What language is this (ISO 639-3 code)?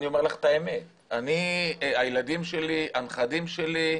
heb